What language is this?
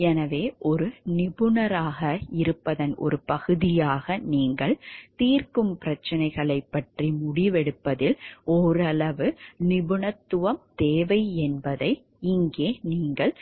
Tamil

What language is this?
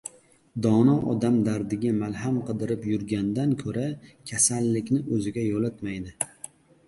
Uzbek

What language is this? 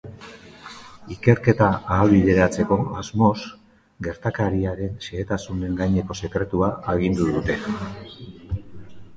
Basque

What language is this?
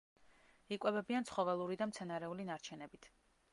Georgian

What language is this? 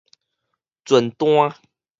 Min Nan Chinese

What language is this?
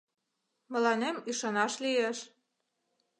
Mari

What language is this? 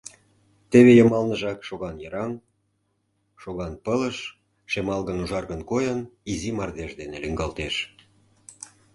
Mari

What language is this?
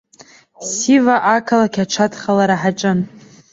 Abkhazian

